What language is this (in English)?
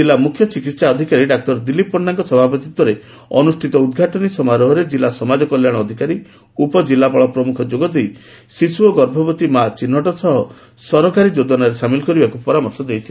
Odia